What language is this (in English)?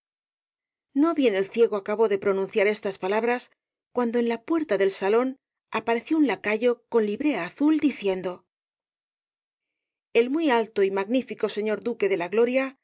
Spanish